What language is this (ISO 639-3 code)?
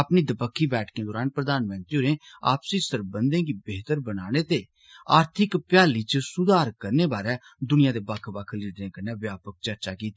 doi